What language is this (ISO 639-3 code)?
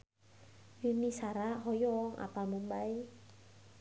sun